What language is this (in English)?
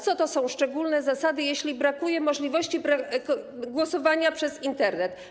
Polish